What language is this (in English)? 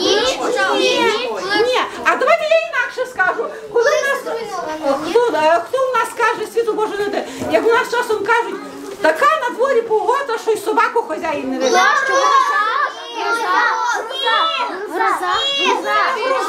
Ukrainian